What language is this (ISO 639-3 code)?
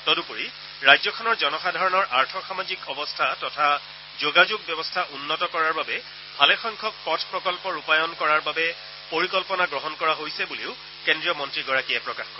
asm